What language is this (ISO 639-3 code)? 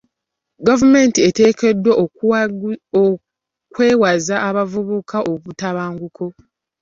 lug